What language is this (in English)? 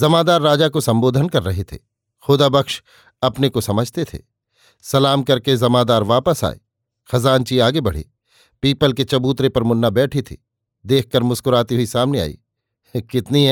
Hindi